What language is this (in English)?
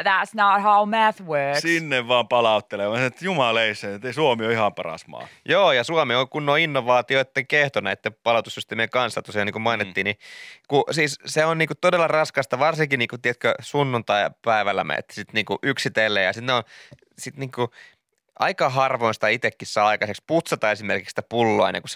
Finnish